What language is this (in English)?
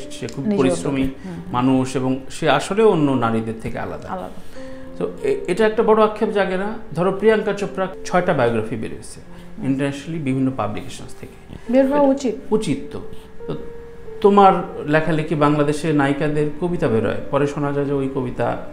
English